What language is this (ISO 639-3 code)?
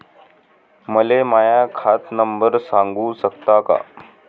mar